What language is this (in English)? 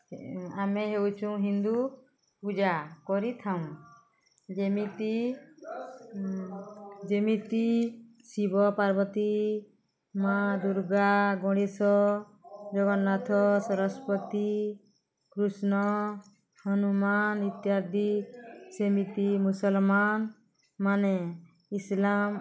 Odia